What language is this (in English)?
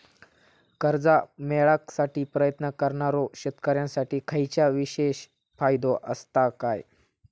Marathi